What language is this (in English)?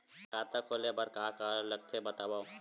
Chhattisgarhi